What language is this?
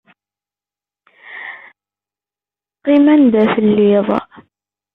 Kabyle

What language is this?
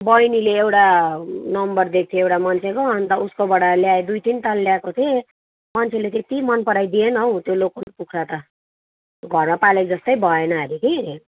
Nepali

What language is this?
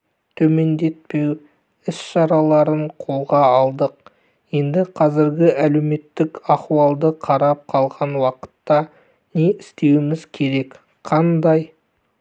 Kazakh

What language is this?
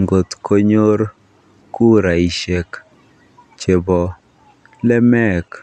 Kalenjin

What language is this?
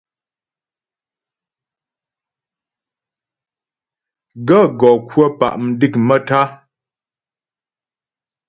Ghomala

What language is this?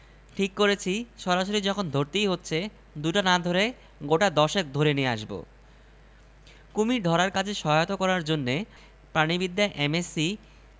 Bangla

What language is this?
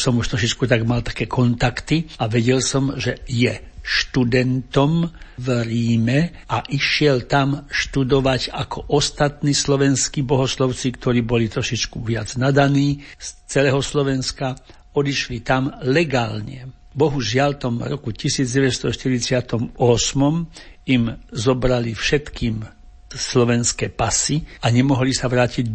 Slovak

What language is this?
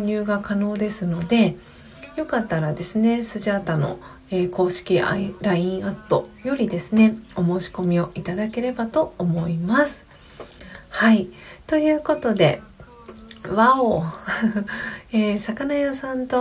Japanese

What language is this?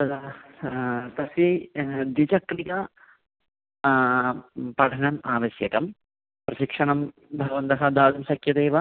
Sanskrit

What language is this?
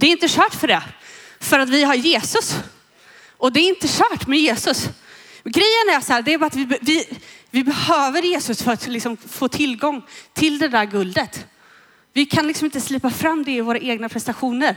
Swedish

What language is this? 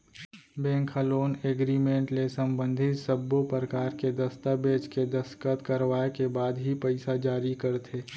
Chhattisgarhi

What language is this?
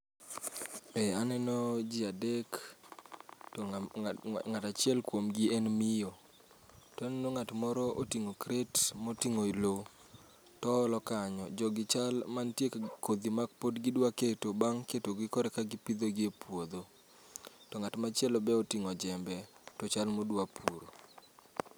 Luo (Kenya and Tanzania)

